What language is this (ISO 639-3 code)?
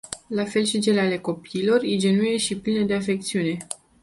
ron